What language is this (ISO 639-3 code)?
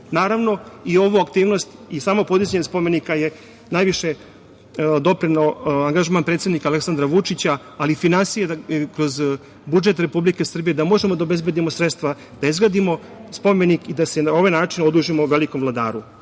srp